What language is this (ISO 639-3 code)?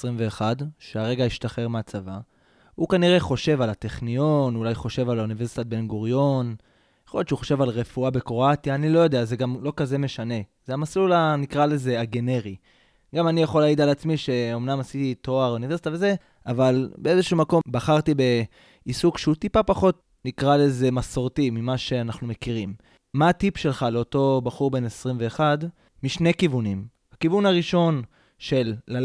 heb